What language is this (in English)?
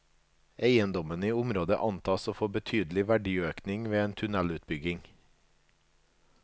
Norwegian